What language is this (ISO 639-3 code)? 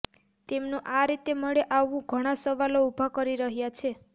guj